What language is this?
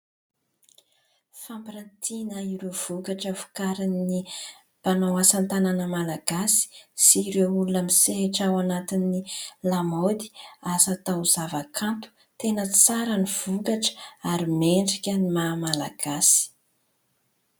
Malagasy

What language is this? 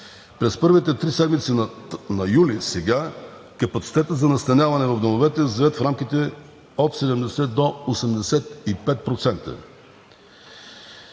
Bulgarian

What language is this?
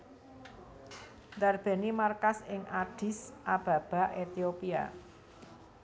Javanese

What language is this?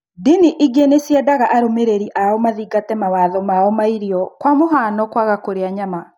Kikuyu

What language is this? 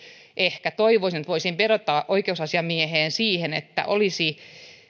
Finnish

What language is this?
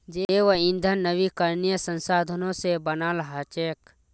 Magahi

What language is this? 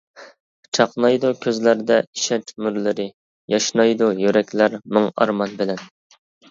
Uyghur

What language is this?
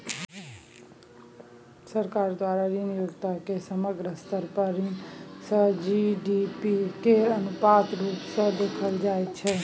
Maithili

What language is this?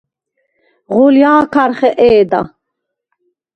Svan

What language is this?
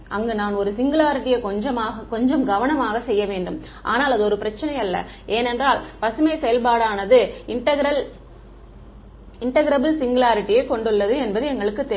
Tamil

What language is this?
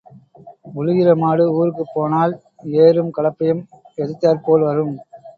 Tamil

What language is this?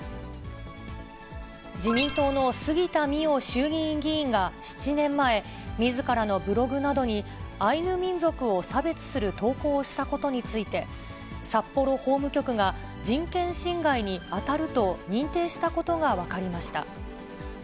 Japanese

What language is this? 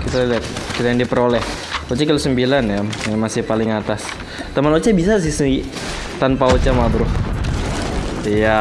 Indonesian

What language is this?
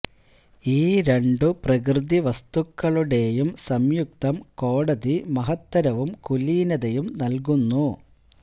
Malayalam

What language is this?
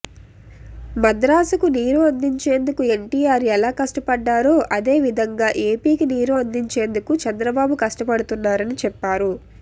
Telugu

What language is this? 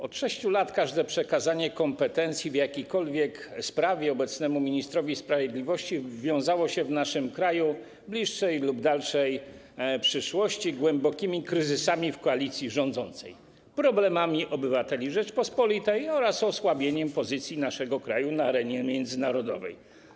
Polish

